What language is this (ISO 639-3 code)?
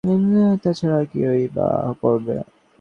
ben